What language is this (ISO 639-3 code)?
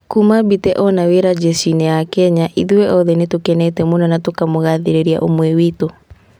kik